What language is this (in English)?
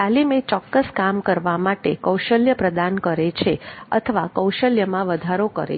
Gujarati